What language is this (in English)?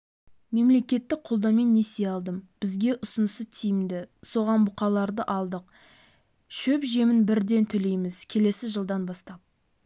Kazakh